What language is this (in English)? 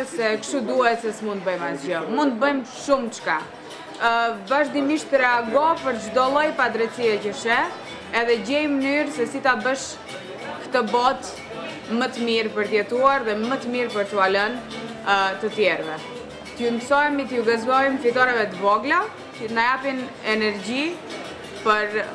German